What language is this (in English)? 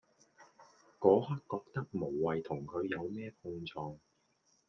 Cantonese